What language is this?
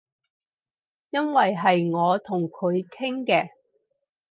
Cantonese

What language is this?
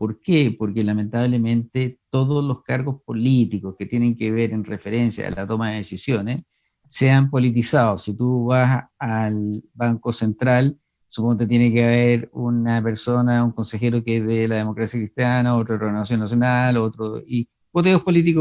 Spanish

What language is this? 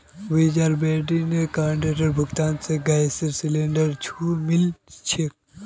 Magahi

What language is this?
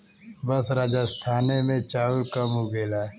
Bhojpuri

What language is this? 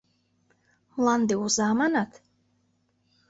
Mari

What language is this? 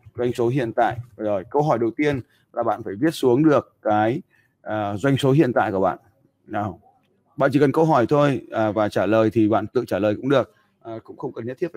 Vietnamese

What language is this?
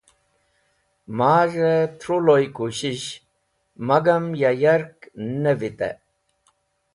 Wakhi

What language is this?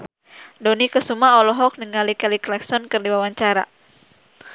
Sundanese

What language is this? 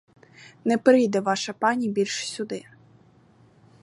Ukrainian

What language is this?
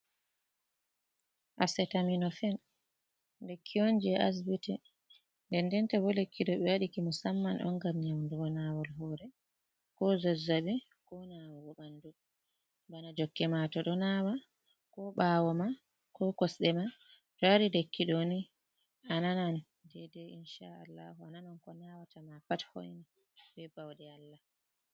Fula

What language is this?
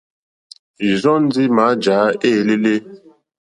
Mokpwe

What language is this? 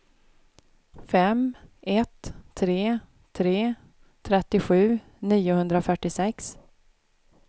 Swedish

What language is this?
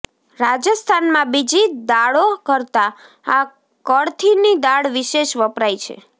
Gujarati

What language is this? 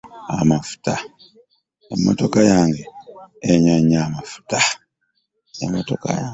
Ganda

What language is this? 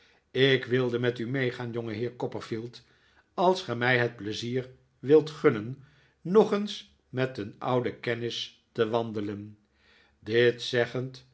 Dutch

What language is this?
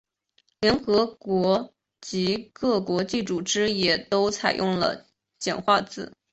Chinese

